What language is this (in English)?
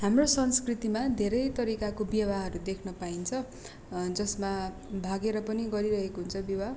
Nepali